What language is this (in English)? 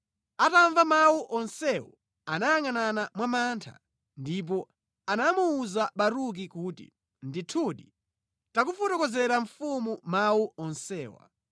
Nyanja